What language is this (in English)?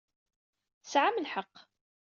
Kabyle